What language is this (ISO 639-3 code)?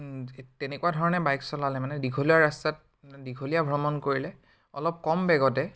asm